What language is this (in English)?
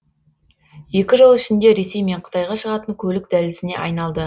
Kazakh